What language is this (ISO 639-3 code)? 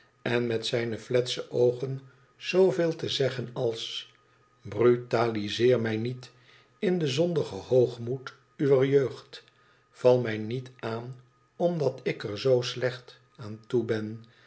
nld